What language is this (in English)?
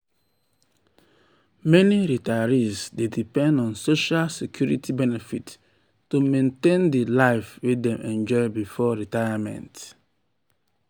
Nigerian Pidgin